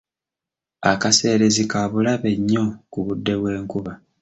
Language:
Ganda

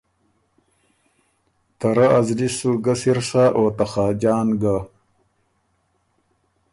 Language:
Ormuri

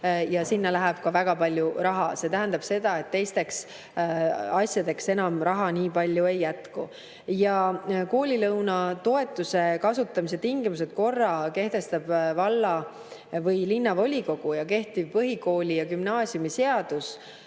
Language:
Estonian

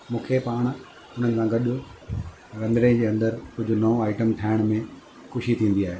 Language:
Sindhi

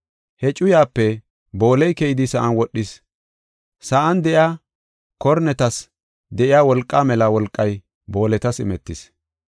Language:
Gofa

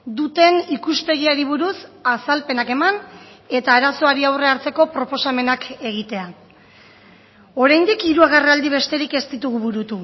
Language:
Basque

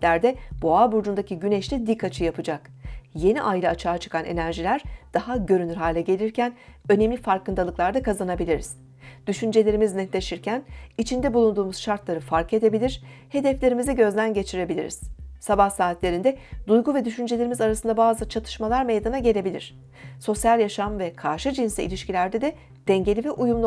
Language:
Turkish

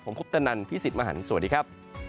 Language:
Thai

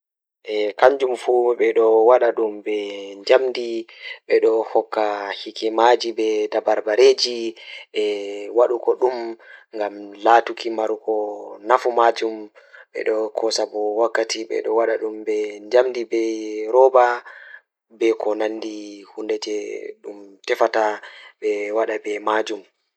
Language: Fula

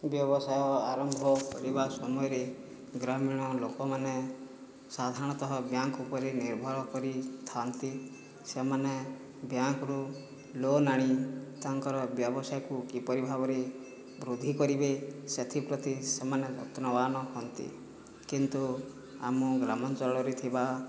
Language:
Odia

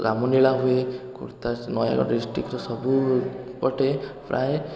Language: Odia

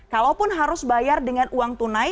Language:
Indonesian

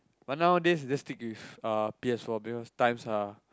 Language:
English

